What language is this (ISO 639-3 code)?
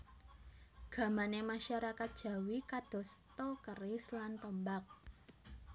jav